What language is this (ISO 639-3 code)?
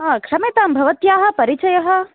san